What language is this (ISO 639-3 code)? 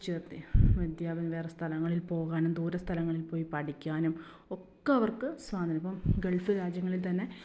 mal